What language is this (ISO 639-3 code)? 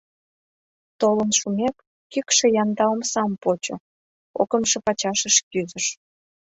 chm